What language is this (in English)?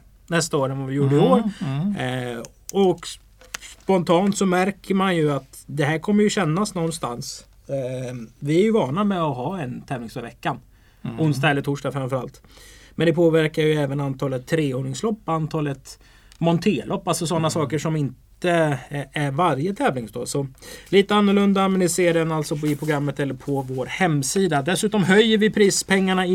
Swedish